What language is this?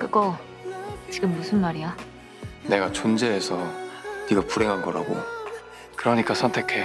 Korean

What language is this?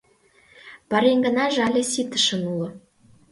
Mari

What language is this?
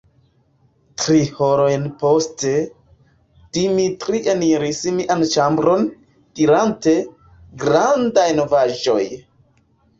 Esperanto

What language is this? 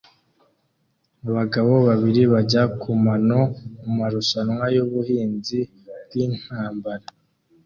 Kinyarwanda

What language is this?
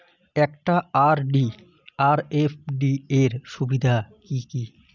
Bangla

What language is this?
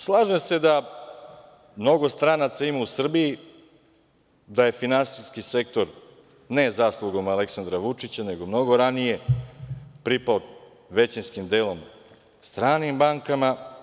Serbian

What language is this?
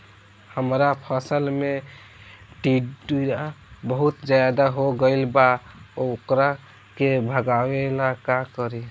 Bhojpuri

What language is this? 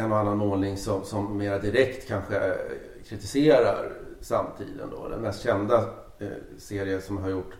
Swedish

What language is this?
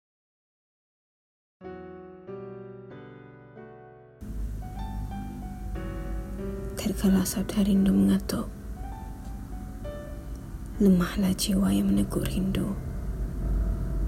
Malay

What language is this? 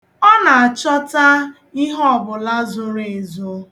Igbo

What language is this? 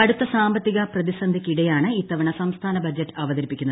Malayalam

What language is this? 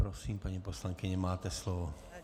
Czech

